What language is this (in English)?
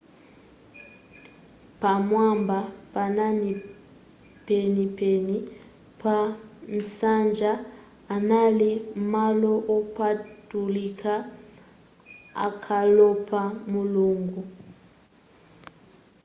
Nyanja